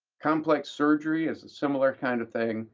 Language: English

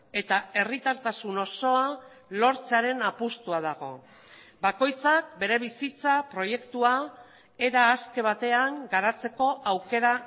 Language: Basque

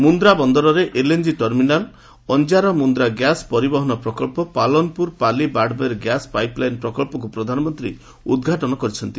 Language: Odia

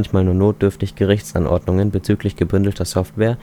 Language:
German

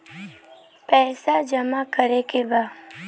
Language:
Bhojpuri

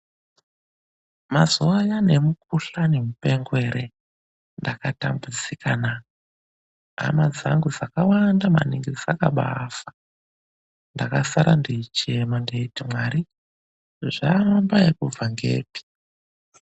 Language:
Ndau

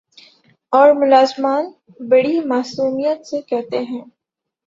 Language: Urdu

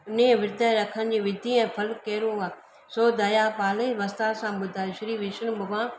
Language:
Sindhi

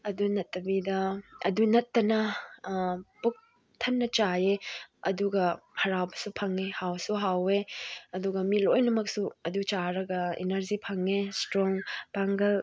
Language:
Manipuri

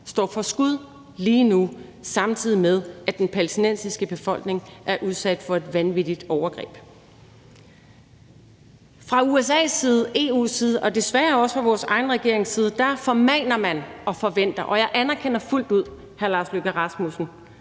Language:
Danish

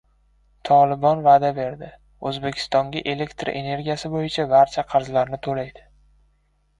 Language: Uzbek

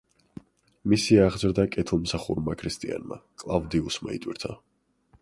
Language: Georgian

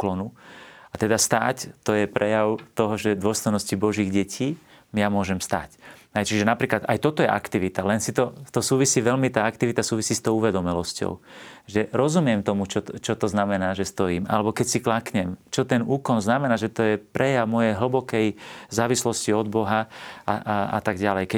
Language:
Slovak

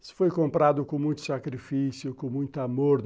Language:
Portuguese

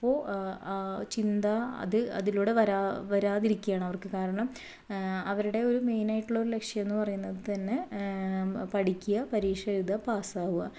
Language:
Malayalam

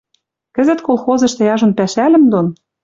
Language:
Western Mari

